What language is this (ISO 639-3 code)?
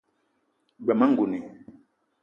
eto